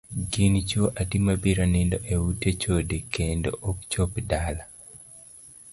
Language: Luo (Kenya and Tanzania)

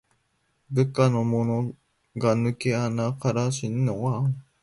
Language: Japanese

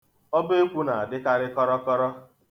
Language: Igbo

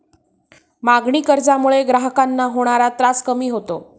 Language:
Marathi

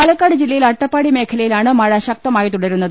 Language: Malayalam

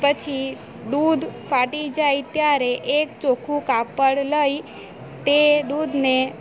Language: Gujarati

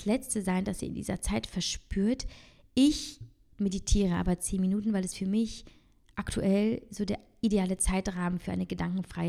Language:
German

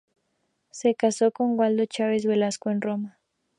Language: Spanish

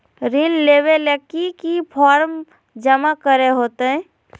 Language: Magahi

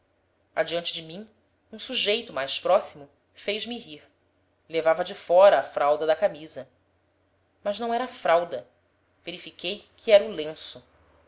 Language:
Portuguese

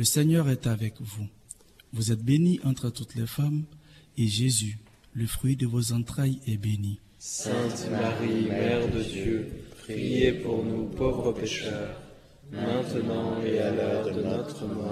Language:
French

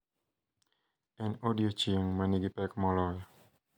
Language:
Luo (Kenya and Tanzania)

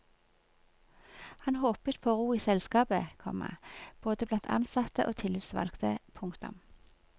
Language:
Norwegian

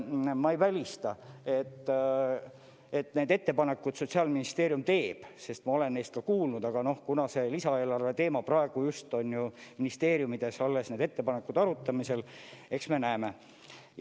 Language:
Estonian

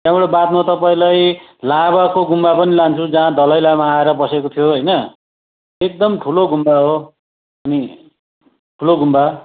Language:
Nepali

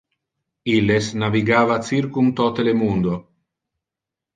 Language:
Interlingua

